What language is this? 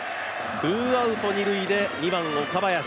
Japanese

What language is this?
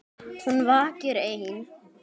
Icelandic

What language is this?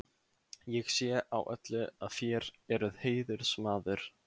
Icelandic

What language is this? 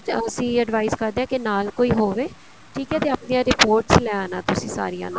Punjabi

